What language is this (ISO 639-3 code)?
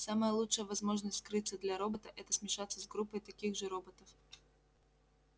rus